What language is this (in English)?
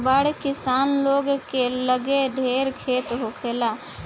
Bhojpuri